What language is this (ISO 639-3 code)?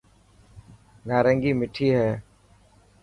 mki